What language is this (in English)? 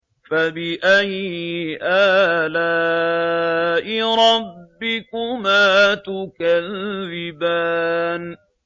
Arabic